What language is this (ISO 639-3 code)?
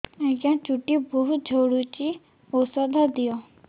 ori